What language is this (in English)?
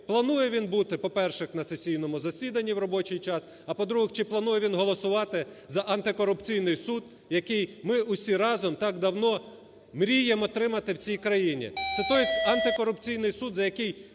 Ukrainian